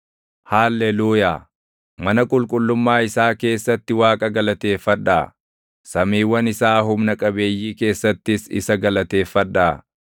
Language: Oromo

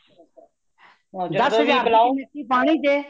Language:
Punjabi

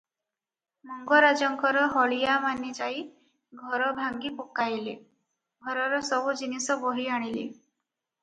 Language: Odia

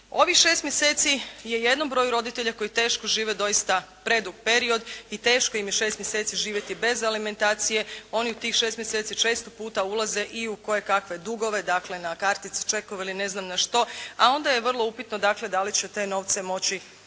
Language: Croatian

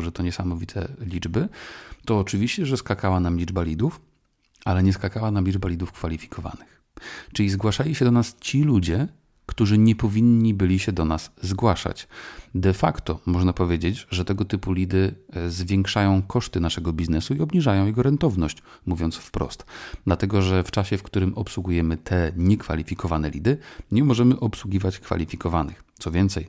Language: Polish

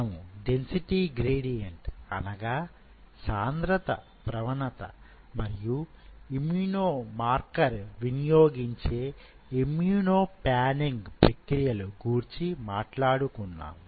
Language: Telugu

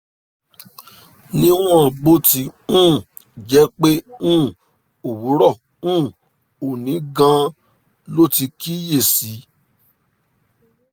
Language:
Yoruba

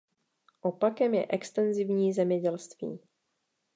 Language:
Czech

